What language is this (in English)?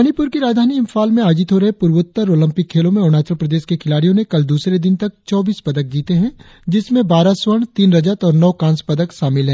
Hindi